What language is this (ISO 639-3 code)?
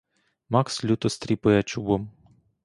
ukr